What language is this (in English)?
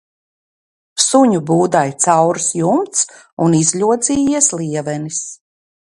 Latvian